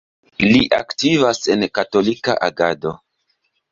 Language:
Esperanto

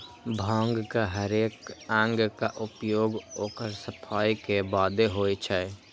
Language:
Maithili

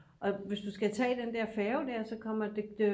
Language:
Danish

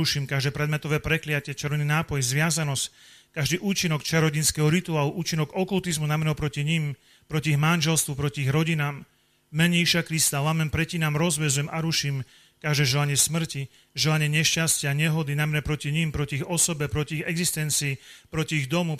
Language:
Slovak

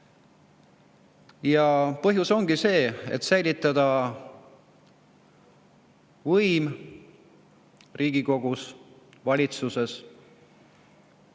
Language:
Estonian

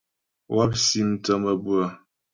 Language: Ghomala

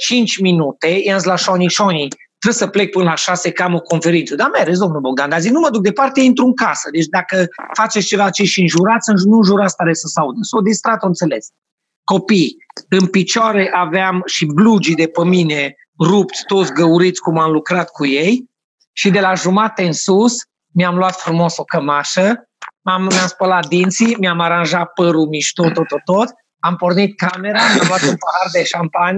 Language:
Romanian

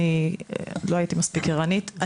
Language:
Hebrew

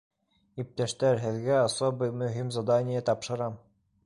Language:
Bashkir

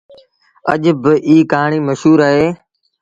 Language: Sindhi Bhil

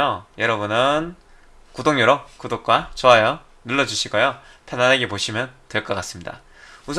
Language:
Korean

